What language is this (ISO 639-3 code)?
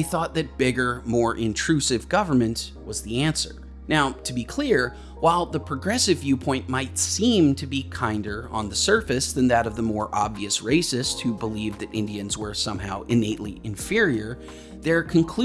eng